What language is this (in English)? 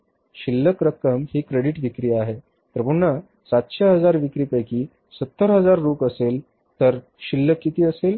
Marathi